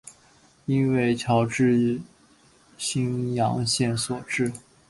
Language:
Chinese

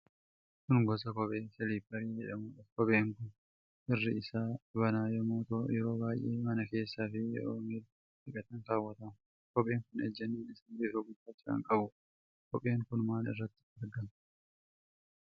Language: Oromo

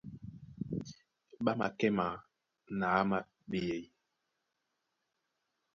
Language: Duala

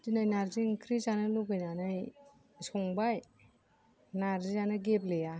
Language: Bodo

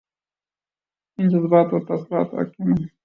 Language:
Urdu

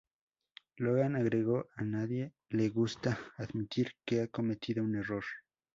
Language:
Spanish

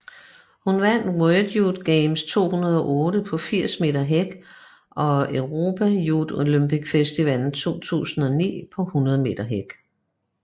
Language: Danish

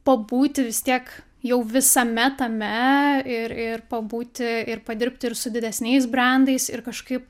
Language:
Lithuanian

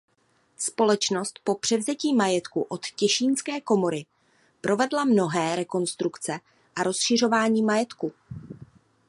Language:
Czech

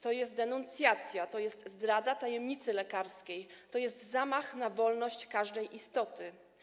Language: Polish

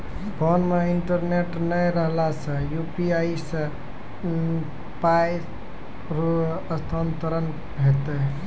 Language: Maithili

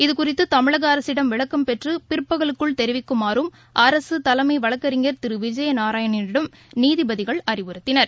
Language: Tamil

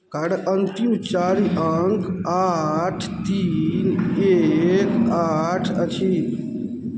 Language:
Maithili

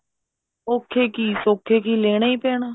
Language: Punjabi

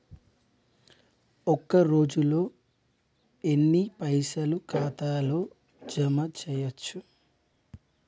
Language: Telugu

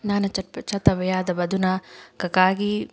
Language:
Manipuri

